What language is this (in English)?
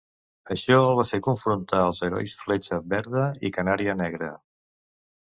Catalan